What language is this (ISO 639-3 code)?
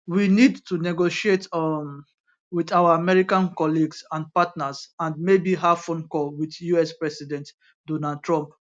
pcm